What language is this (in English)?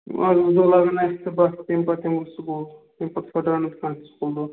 Kashmiri